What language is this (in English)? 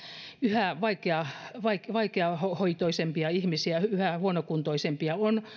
Finnish